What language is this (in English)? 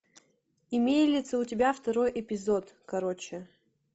Russian